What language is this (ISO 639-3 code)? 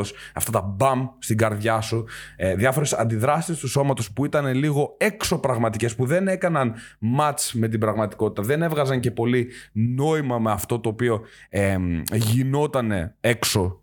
ell